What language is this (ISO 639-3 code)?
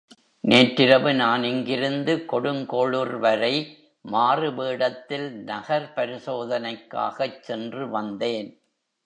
tam